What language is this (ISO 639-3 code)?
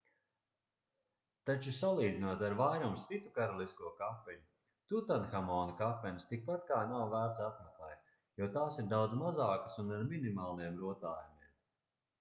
lav